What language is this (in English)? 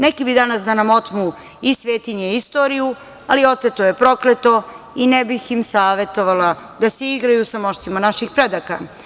Serbian